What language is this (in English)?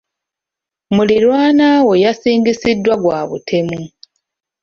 Ganda